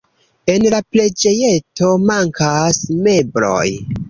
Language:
Esperanto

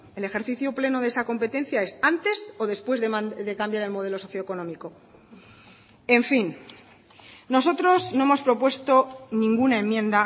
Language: Spanish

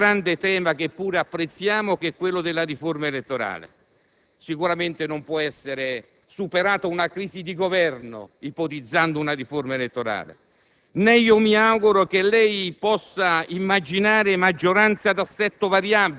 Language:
Italian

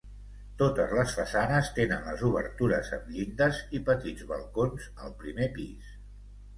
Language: Catalan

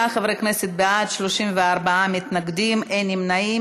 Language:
Hebrew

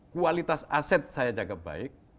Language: Indonesian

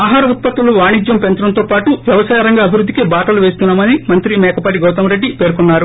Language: Telugu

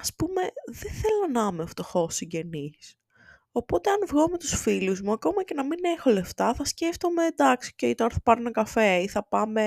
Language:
Greek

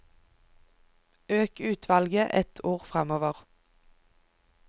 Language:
Norwegian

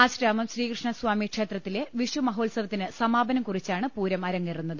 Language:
Malayalam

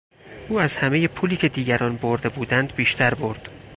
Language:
Persian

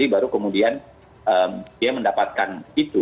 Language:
Indonesian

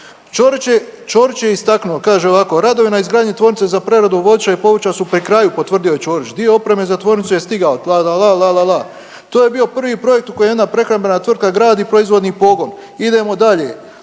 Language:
Croatian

